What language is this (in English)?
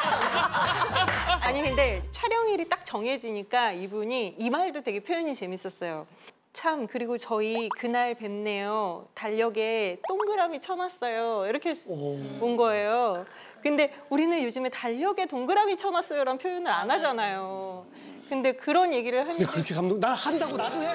Korean